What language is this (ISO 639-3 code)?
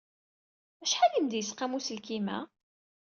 kab